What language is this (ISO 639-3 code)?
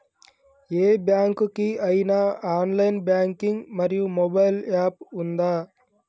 tel